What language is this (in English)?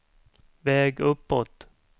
Swedish